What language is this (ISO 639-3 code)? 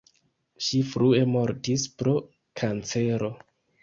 epo